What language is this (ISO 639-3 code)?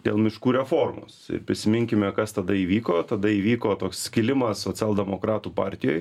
lit